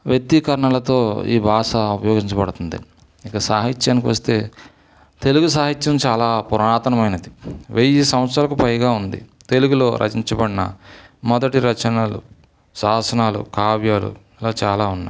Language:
Telugu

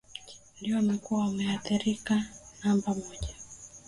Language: Swahili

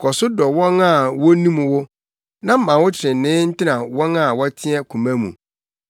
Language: Akan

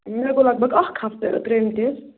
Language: Kashmiri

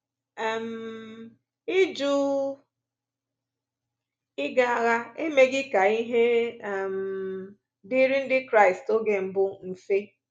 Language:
Igbo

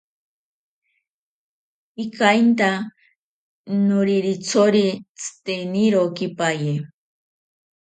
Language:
Ashéninka Perené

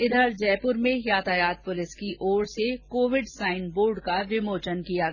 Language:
Hindi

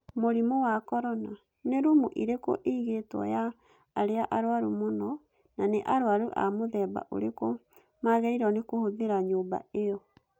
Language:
Kikuyu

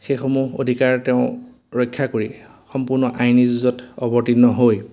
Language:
Assamese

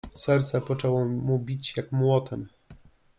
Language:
Polish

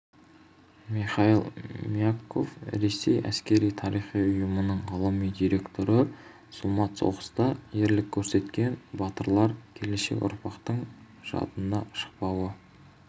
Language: Kazakh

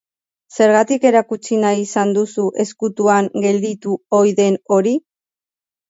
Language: Basque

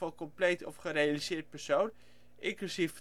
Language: Dutch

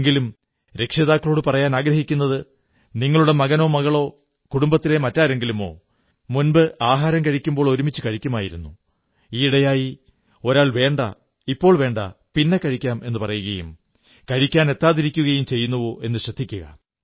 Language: Malayalam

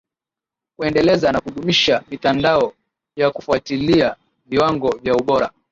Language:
Swahili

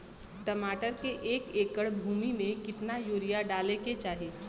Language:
Bhojpuri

